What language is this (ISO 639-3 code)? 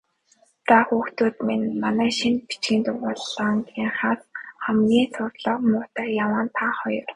mon